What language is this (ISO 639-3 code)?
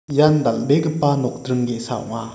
grt